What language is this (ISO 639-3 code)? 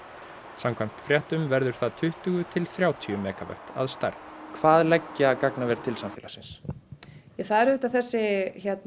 isl